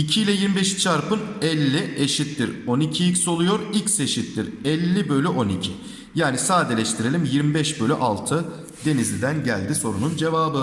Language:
Turkish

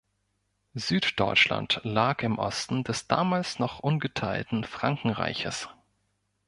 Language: German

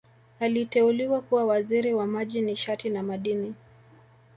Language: Swahili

